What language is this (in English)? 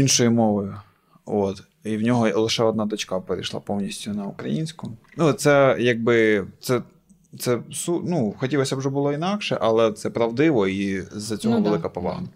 Ukrainian